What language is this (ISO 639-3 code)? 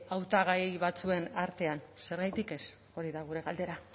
eus